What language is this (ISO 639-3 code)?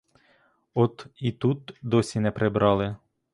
ukr